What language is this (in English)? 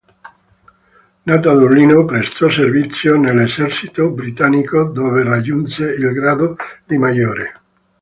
Italian